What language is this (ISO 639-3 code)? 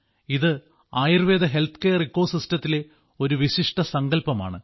mal